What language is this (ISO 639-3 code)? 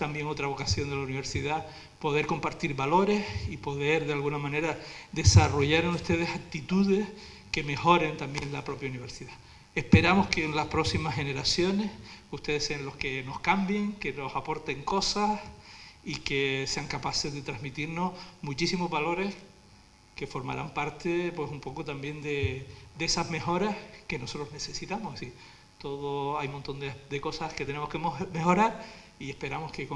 spa